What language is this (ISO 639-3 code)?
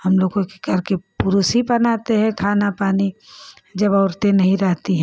hin